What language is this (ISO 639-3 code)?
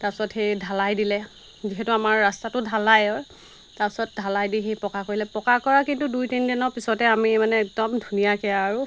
asm